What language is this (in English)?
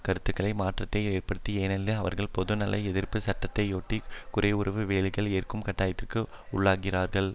Tamil